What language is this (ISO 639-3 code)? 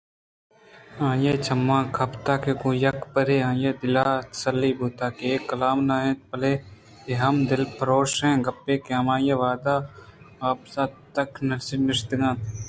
bgp